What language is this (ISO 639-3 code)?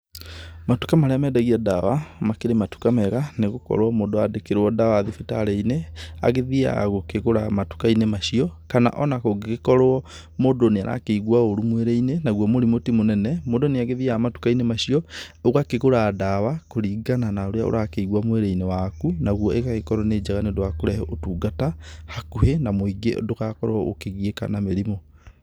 kik